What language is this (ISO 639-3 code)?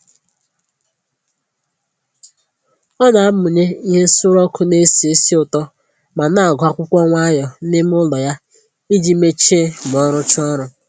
ibo